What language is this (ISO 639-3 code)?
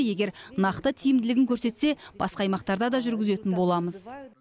kaz